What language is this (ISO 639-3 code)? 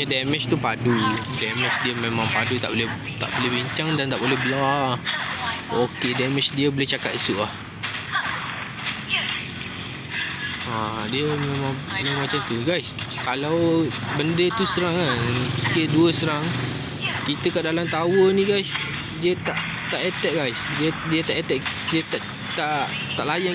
msa